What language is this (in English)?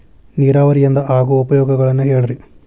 Kannada